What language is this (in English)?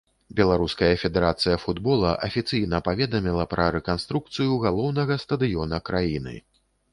Belarusian